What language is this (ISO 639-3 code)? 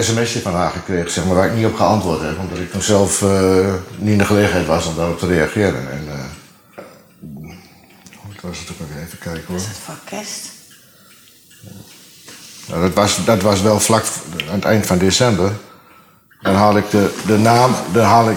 nld